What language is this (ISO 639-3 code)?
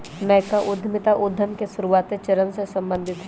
mag